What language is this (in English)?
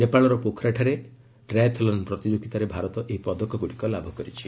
Odia